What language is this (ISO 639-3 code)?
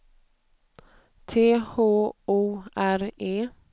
swe